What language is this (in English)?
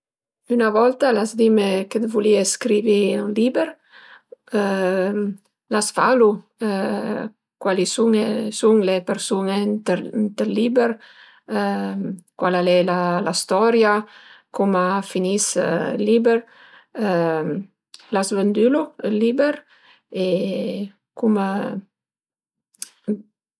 Piedmontese